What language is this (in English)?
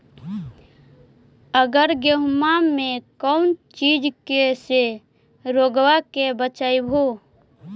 Magahi